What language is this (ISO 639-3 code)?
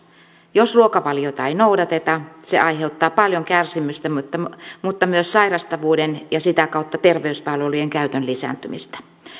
fin